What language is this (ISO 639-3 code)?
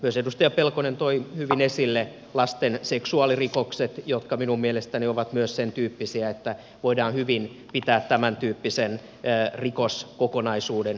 fin